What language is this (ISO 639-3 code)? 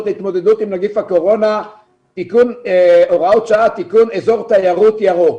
heb